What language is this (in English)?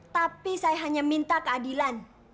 Indonesian